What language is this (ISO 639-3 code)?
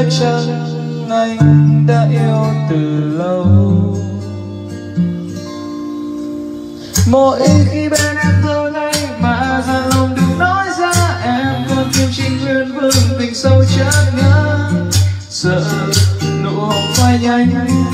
vie